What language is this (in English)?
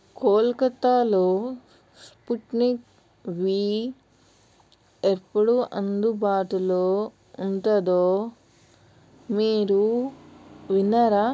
Telugu